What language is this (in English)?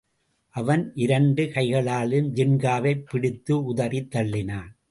Tamil